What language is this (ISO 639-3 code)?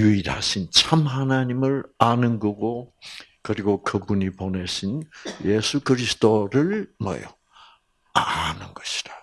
kor